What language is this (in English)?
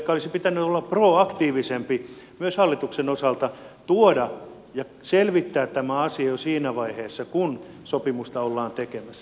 Finnish